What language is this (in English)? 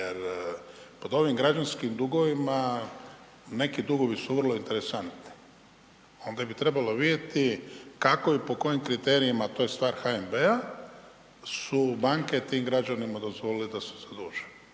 Croatian